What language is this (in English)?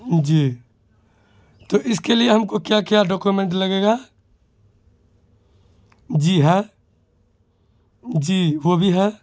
Urdu